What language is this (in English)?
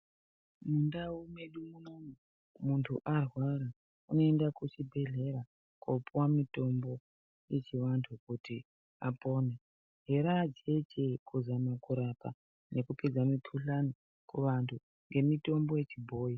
Ndau